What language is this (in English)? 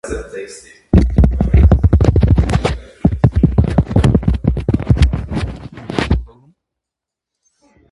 Armenian